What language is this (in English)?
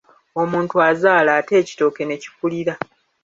Ganda